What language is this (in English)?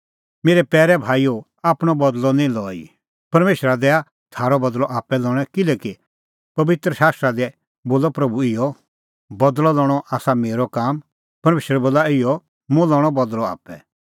Kullu Pahari